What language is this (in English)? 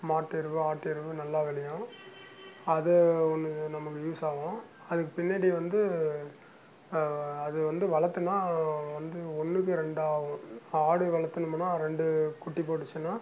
Tamil